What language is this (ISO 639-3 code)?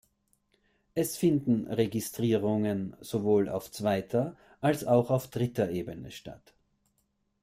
deu